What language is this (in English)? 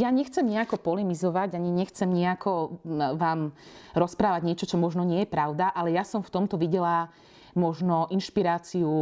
Slovak